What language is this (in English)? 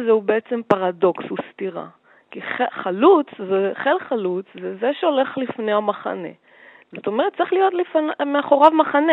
Hebrew